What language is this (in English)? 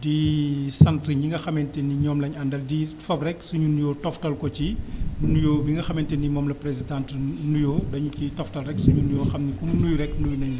Wolof